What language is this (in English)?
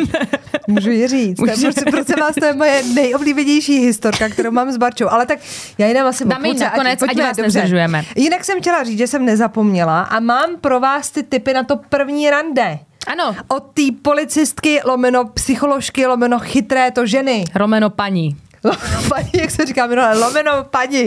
Czech